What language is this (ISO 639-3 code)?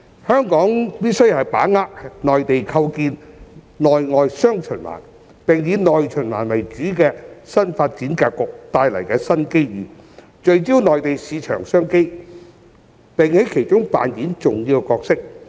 yue